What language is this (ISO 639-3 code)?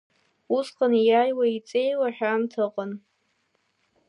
abk